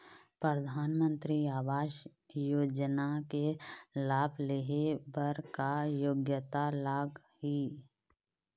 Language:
Chhattisgarhi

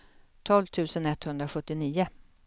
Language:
Swedish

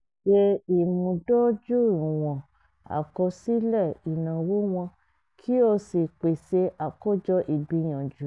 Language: Yoruba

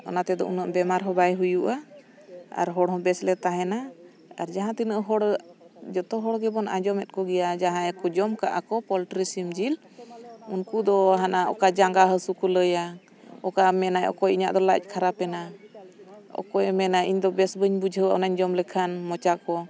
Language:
Santali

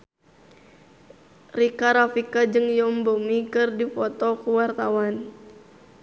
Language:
Sundanese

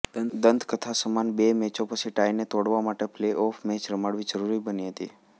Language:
Gujarati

